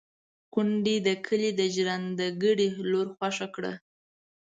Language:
Pashto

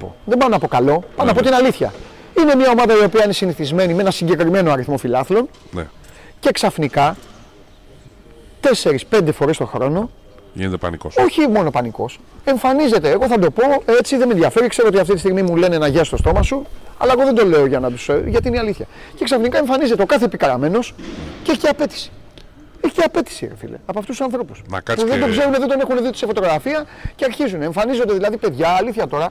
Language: Greek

